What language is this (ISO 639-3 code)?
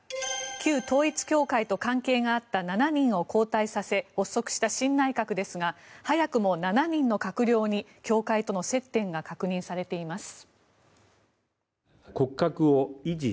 jpn